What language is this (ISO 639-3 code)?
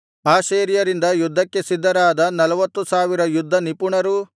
kan